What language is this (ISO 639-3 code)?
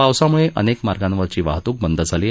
mar